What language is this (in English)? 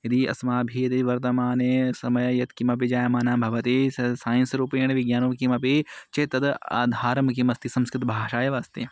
Sanskrit